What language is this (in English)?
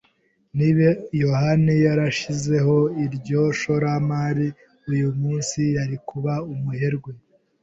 Kinyarwanda